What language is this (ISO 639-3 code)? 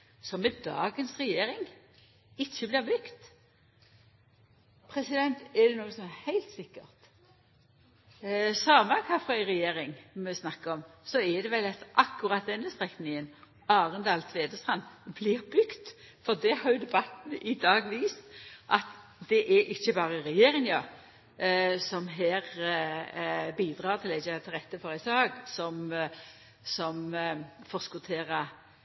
nno